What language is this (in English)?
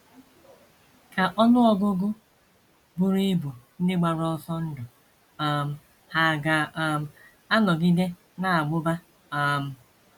Igbo